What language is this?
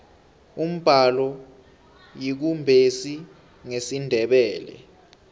South Ndebele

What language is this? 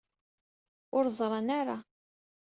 Kabyle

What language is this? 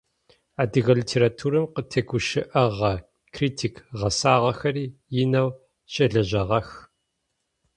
Adyghe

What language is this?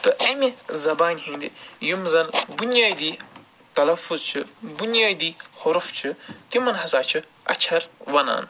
Kashmiri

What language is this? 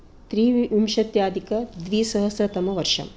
Sanskrit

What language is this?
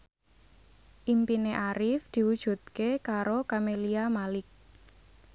Javanese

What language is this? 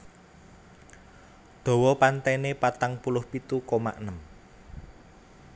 Javanese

